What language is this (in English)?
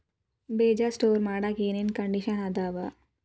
Kannada